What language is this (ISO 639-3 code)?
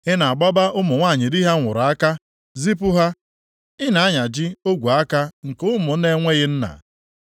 ibo